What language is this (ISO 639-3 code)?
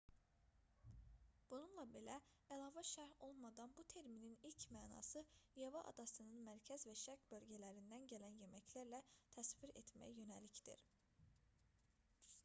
aze